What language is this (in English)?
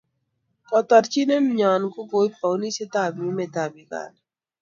Kalenjin